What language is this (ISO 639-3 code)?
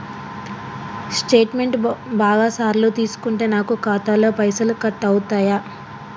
tel